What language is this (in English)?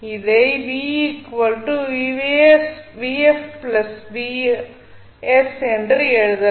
Tamil